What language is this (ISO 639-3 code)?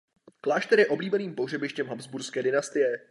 ces